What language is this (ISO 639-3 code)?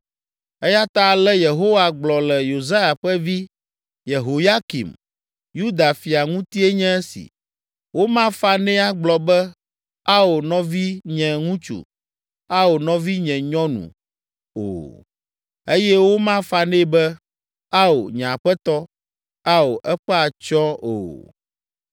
ewe